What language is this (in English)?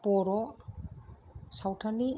Bodo